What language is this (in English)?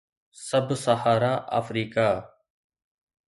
Sindhi